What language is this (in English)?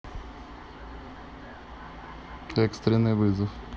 Russian